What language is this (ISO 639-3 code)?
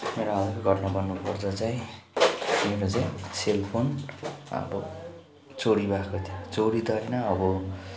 nep